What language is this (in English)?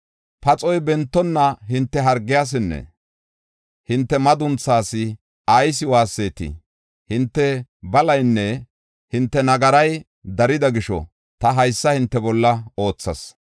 Gofa